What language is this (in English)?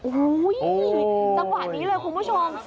Thai